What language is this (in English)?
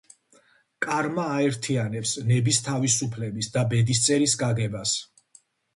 Georgian